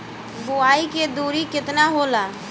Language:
Bhojpuri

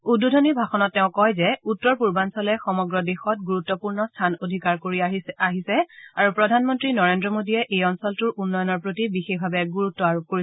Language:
Assamese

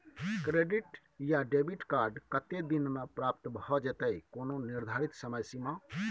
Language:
Maithili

